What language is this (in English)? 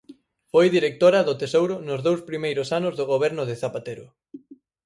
Galician